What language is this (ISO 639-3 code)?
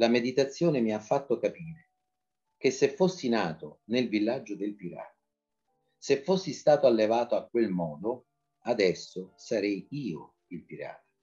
ita